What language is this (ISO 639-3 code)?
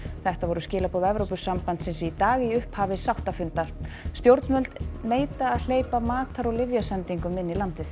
isl